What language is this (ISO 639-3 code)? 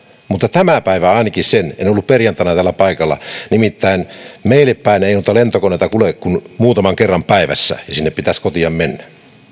fin